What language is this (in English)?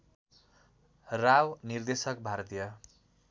Nepali